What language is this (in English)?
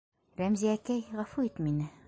Bashkir